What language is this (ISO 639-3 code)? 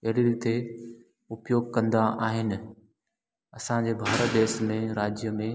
snd